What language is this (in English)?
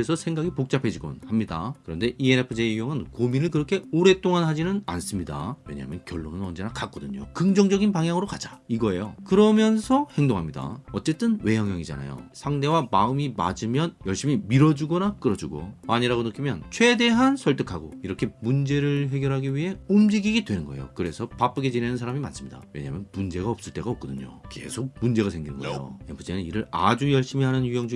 Korean